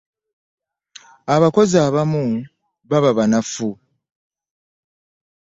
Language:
Ganda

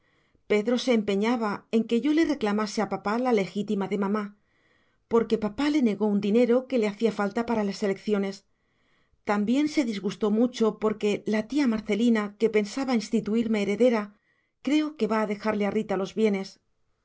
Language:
Spanish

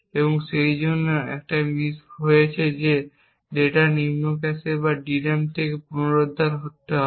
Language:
Bangla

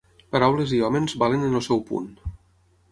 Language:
Catalan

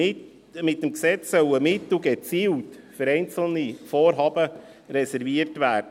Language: Swiss German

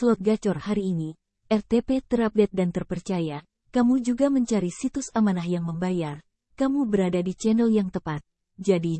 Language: Indonesian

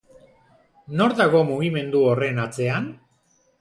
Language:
Basque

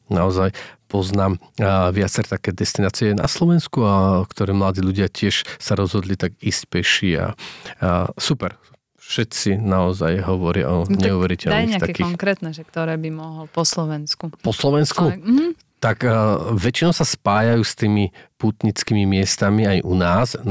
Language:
Slovak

